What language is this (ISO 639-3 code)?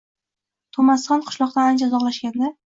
uzb